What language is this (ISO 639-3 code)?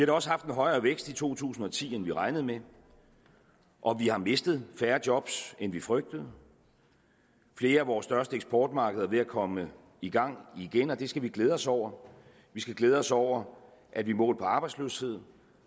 dan